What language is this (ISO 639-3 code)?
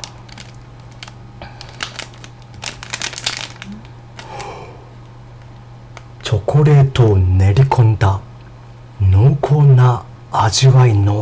jpn